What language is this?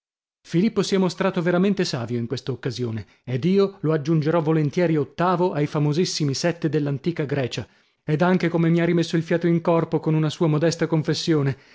Italian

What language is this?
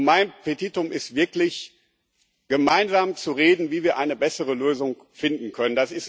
German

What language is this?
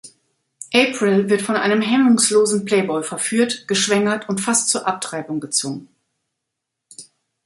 German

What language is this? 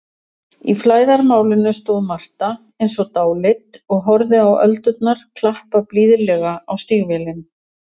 Icelandic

